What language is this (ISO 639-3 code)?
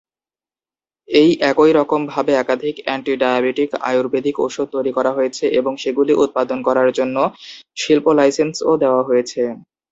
ben